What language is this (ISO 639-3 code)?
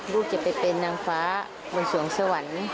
tha